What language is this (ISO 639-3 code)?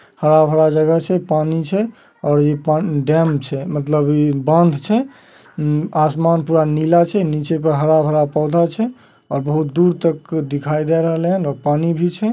mag